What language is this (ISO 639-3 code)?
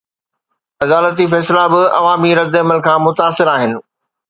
snd